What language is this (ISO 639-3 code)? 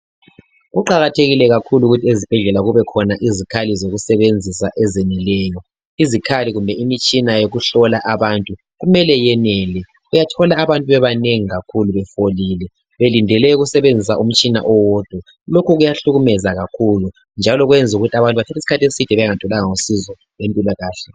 nde